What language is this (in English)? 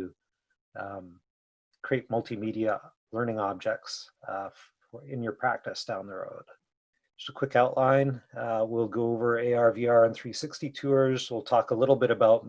English